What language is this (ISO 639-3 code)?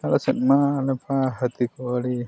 sat